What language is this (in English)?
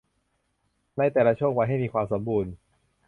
Thai